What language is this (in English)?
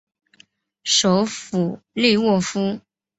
Chinese